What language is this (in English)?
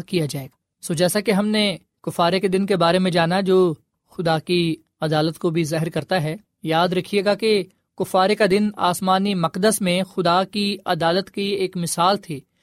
Urdu